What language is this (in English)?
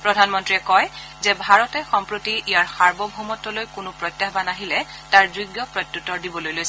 Assamese